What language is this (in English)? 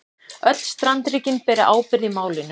Icelandic